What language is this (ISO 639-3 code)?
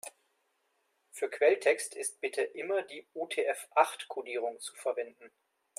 deu